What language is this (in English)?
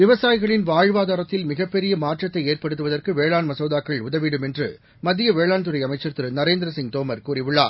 Tamil